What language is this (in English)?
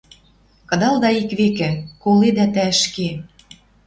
Western Mari